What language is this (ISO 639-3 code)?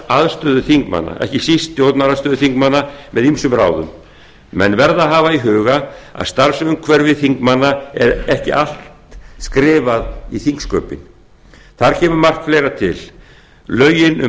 isl